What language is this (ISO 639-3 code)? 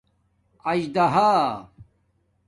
dmk